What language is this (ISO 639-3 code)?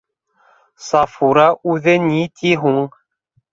bak